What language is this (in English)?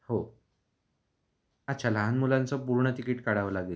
Marathi